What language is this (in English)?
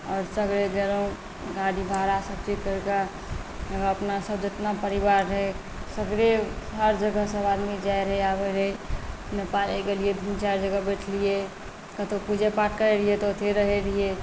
Maithili